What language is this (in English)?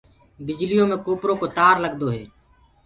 Gurgula